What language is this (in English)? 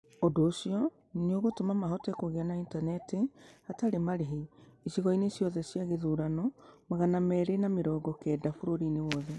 Kikuyu